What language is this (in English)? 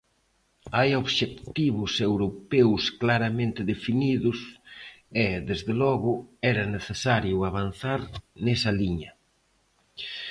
Galician